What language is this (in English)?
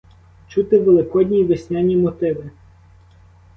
Ukrainian